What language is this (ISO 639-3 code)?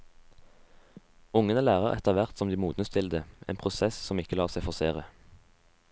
nor